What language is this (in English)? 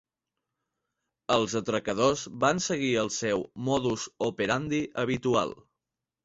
Catalan